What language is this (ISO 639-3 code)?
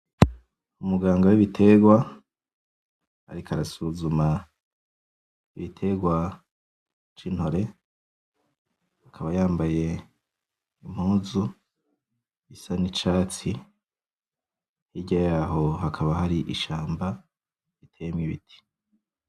run